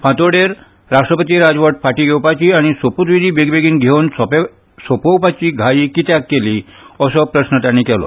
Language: Konkani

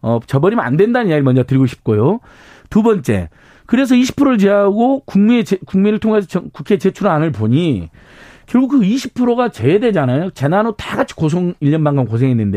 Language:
Korean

